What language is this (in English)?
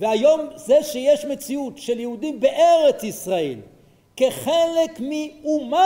Hebrew